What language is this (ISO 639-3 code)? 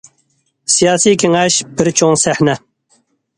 uig